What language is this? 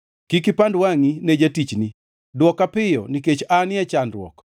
Luo (Kenya and Tanzania)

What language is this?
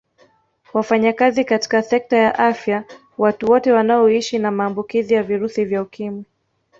Swahili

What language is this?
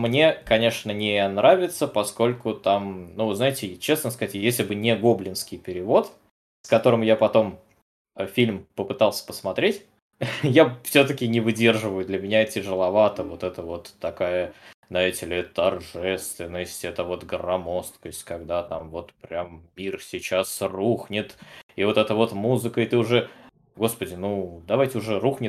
Russian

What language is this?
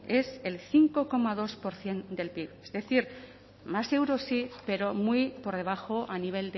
Spanish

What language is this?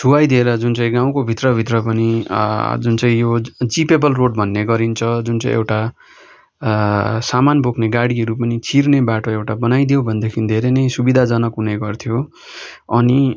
Nepali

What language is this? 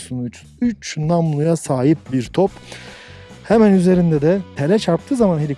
Turkish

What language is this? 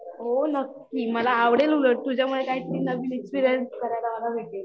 Marathi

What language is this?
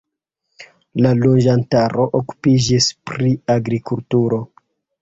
Esperanto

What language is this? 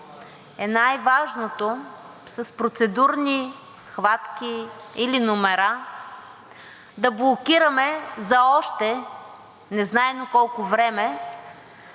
Bulgarian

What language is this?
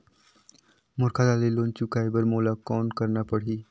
Chhattisgarhi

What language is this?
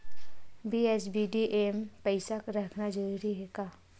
Chhattisgarhi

